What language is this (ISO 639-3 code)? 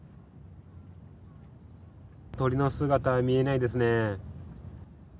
jpn